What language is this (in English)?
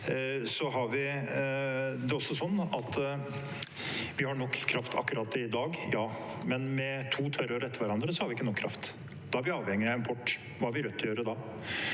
Norwegian